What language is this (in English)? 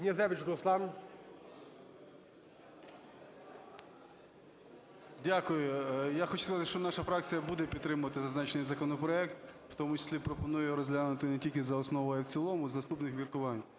Ukrainian